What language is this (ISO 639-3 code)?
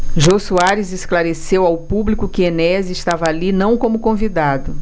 por